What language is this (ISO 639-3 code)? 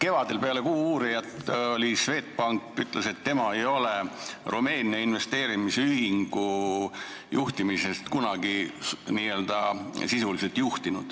est